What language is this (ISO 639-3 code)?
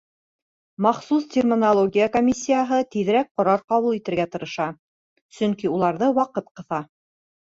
bak